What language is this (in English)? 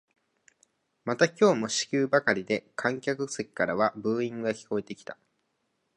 Japanese